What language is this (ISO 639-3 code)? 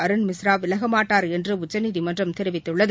tam